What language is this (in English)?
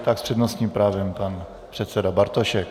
Czech